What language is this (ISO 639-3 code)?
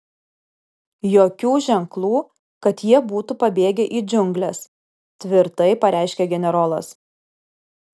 lit